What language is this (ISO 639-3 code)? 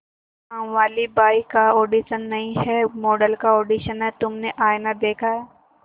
hin